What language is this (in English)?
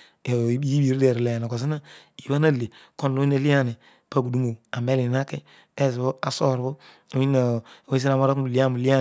Odual